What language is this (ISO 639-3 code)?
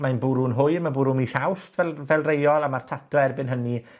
cym